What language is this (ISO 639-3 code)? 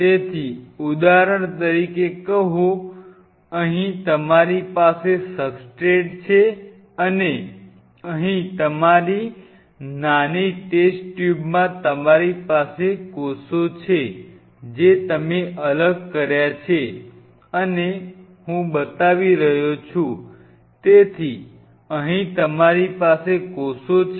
guj